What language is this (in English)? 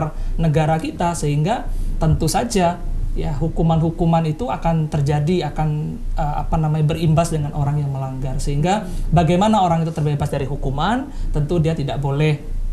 Indonesian